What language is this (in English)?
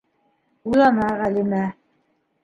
Bashkir